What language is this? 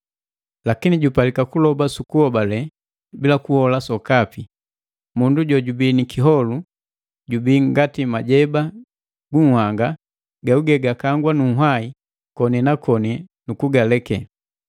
Matengo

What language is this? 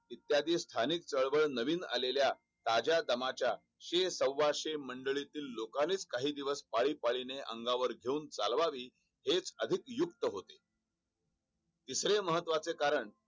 Marathi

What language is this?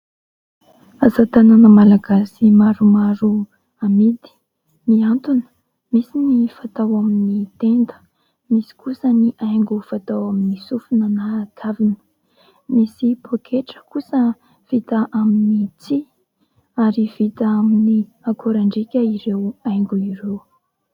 Malagasy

